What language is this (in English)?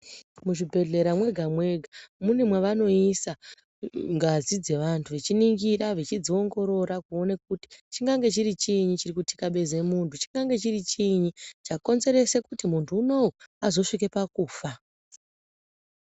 Ndau